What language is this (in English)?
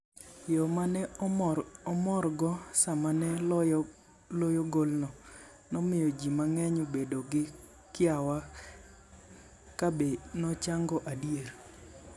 Luo (Kenya and Tanzania)